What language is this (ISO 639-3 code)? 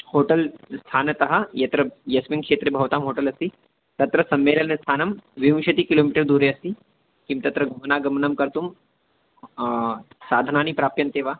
san